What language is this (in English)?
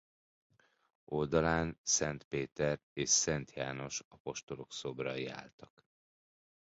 Hungarian